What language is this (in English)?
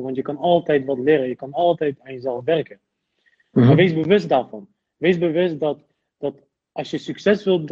Dutch